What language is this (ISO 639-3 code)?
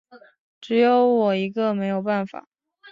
zho